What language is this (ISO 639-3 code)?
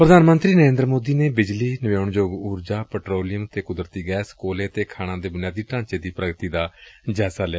pan